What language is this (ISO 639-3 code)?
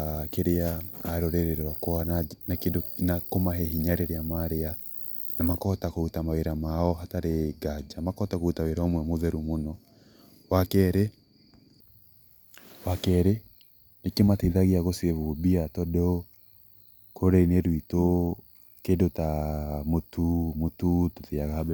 kik